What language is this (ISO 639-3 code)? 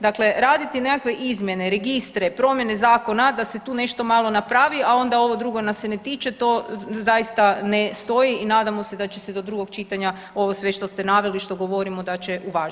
hrv